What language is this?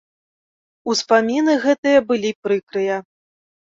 Belarusian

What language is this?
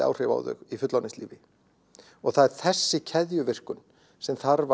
Icelandic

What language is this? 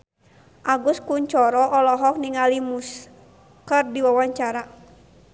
Sundanese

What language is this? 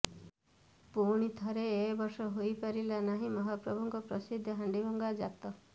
Odia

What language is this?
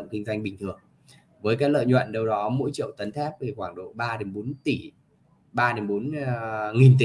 Vietnamese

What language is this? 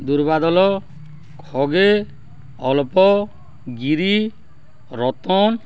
Odia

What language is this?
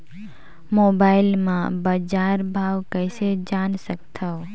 Chhattisgarhi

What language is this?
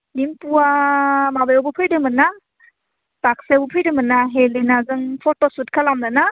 Bodo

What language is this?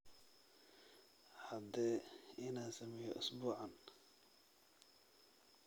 Somali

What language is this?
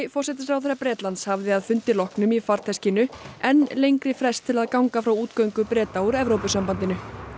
Icelandic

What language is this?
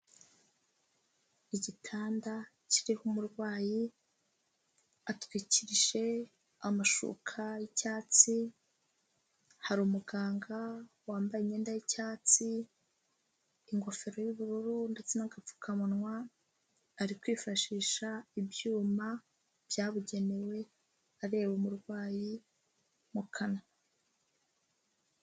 Kinyarwanda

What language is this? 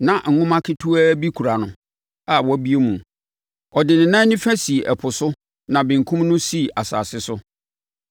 Akan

